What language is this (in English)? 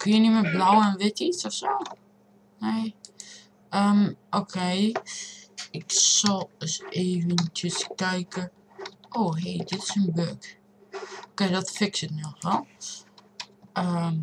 Dutch